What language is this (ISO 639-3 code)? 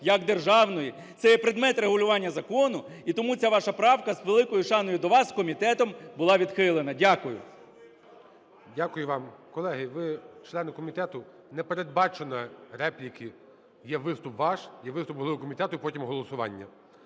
ukr